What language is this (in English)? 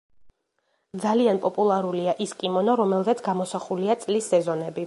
Georgian